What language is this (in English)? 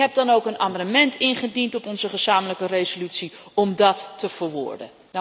Dutch